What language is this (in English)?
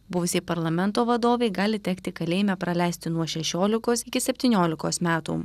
Lithuanian